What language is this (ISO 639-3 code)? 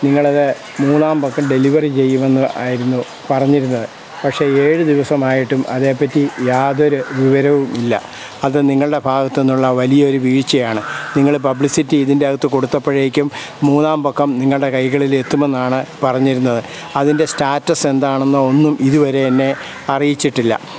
mal